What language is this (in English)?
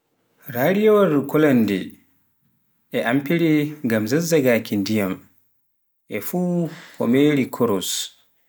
Pular